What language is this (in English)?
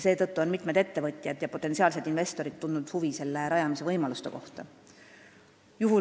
Estonian